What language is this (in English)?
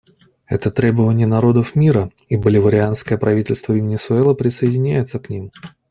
Russian